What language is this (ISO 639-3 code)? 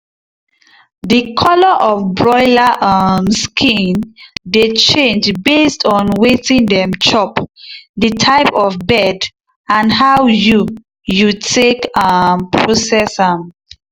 pcm